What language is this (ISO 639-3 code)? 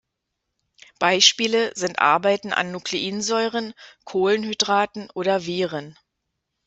deu